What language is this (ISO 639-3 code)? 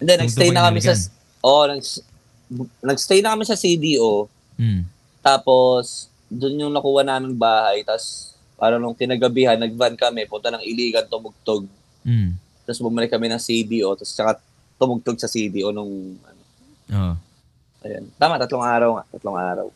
fil